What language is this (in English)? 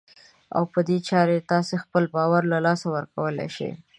Pashto